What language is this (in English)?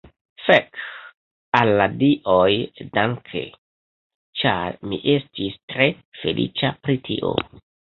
Esperanto